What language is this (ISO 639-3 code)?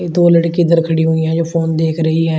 hin